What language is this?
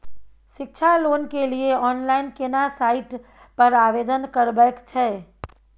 Maithili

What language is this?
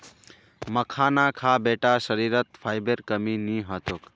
Magahi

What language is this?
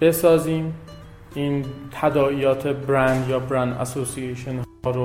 Persian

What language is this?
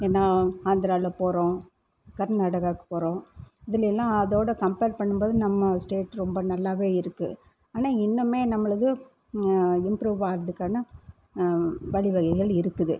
Tamil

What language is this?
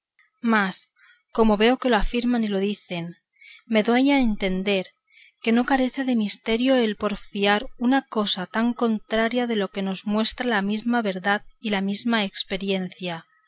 Spanish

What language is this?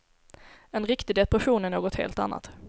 Swedish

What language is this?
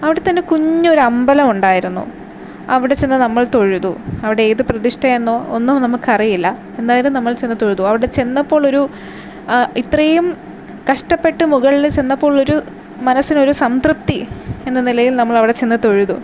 Malayalam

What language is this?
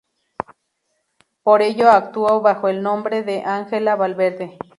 Spanish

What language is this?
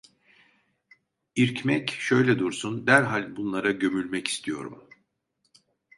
Turkish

